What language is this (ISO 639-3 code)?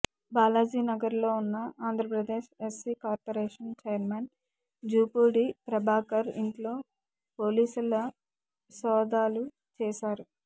tel